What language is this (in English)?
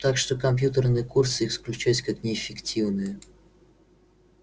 Russian